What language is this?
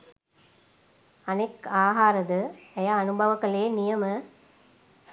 Sinhala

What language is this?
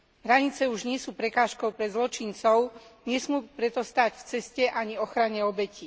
Slovak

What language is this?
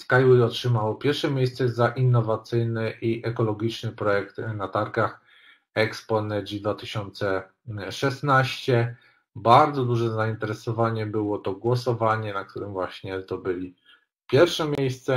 Polish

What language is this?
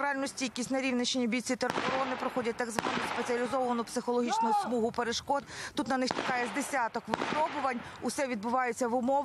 Ukrainian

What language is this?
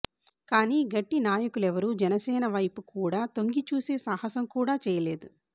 Telugu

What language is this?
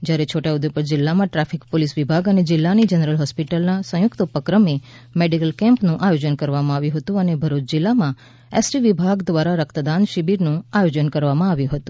Gujarati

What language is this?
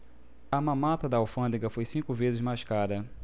Portuguese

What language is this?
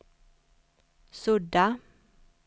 Swedish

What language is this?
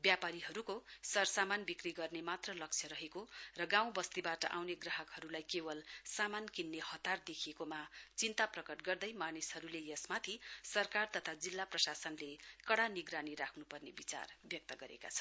Nepali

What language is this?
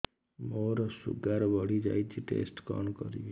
Odia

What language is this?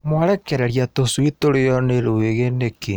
Kikuyu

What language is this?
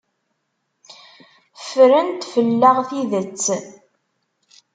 Kabyle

